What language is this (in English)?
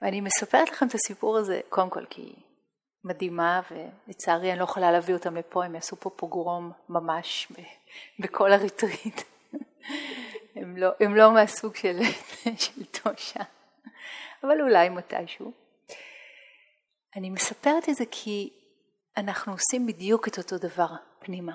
Hebrew